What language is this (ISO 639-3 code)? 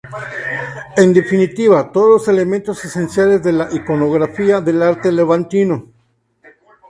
spa